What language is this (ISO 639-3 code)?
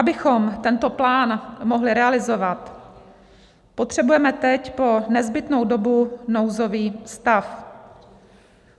ces